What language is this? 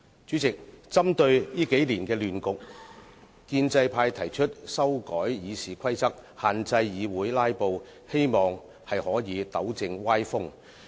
Cantonese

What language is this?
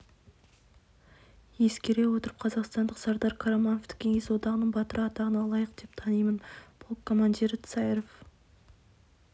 Kazakh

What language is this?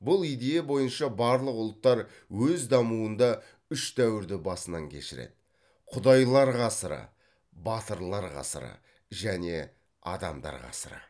Kazakh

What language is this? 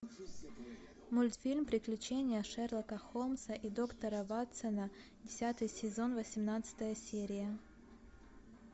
Russian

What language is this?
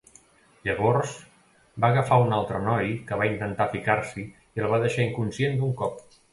Catalan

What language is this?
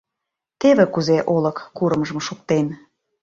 Mari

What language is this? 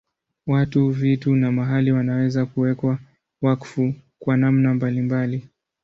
Swahili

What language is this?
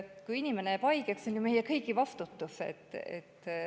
Estonian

